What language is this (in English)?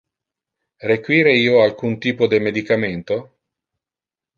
Interlingua